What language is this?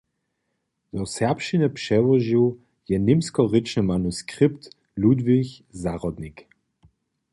Upper Sorbian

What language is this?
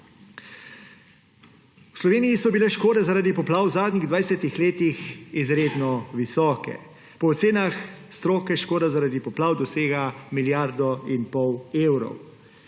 Slovenian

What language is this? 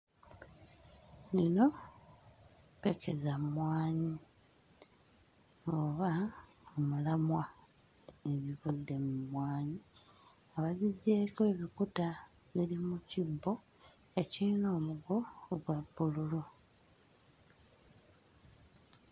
Ganda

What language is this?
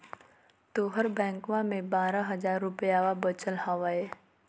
Magahi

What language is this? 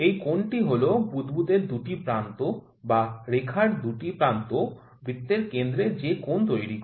Bangla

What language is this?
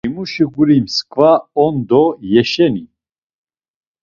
Laz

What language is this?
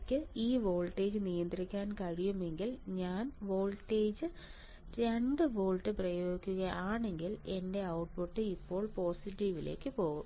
Malayalam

